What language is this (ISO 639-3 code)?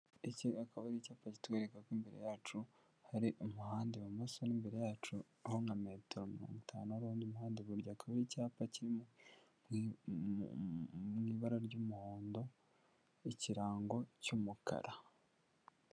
kin